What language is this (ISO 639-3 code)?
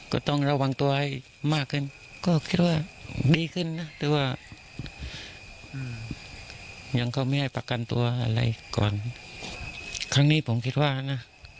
tha